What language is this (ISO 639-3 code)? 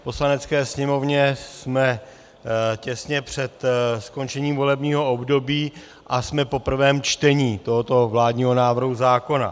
ces